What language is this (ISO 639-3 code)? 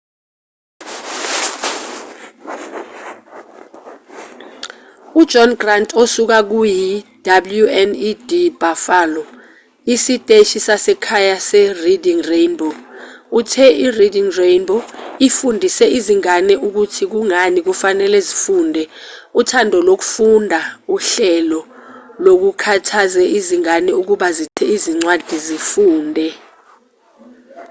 zul